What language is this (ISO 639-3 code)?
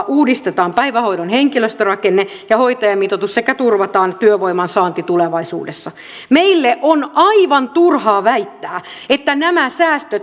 fin